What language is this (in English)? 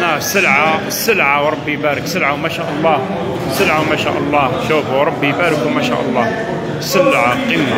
Arabic